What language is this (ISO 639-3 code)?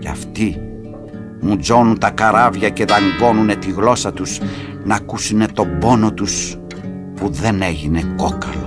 ell